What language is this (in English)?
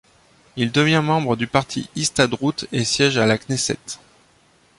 French